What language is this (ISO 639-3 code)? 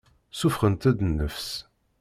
kab